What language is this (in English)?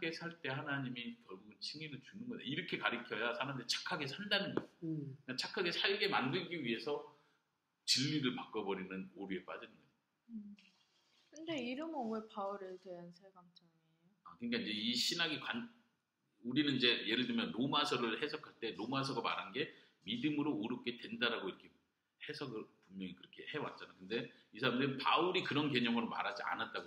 Korean